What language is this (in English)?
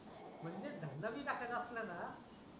Marathi